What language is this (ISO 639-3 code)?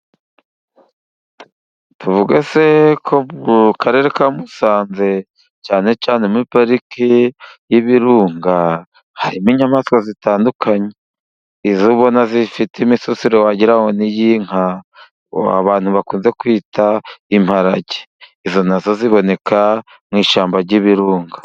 kin